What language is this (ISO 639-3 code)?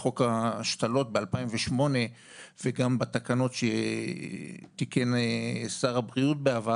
heb